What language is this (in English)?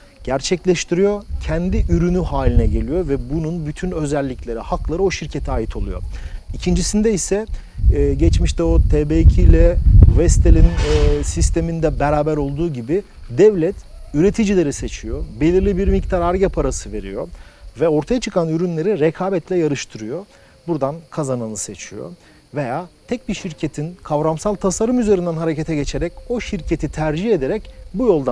Turkish